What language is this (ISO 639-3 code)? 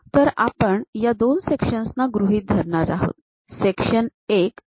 mar